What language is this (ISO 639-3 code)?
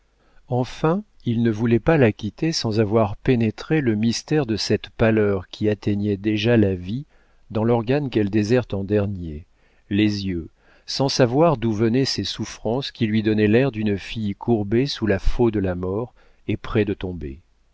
fra